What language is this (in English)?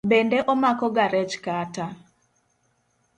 Luo (Kenya and Tanzania)